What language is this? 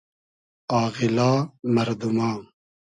Hazaragi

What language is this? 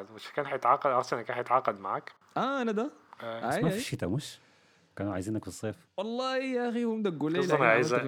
Arabic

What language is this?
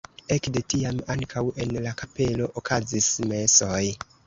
Esperanto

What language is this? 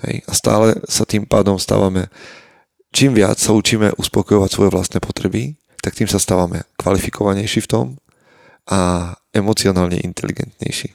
Slovak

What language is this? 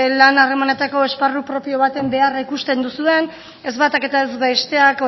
Basque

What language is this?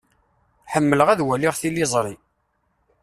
Kabyle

